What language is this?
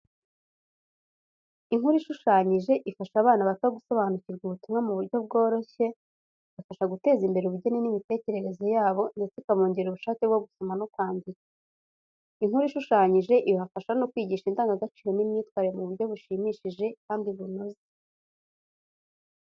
Kinyarwanda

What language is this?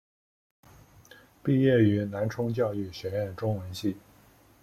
Chinese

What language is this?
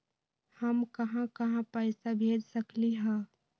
Magahi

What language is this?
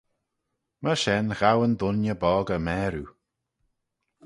Manx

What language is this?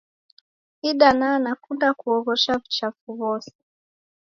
Taita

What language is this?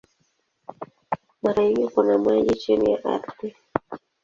Swahili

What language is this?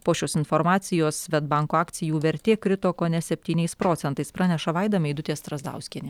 Lithuanian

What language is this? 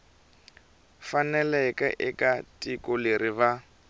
Tsonga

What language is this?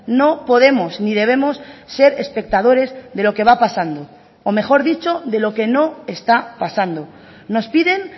Spanish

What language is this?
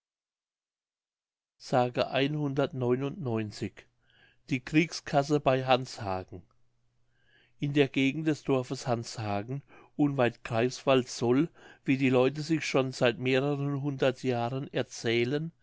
German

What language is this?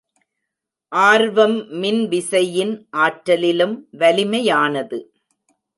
Tamil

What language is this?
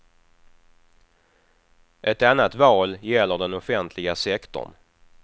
Swedish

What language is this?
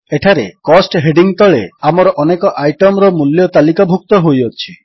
Odia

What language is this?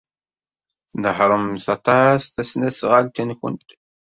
Kabyle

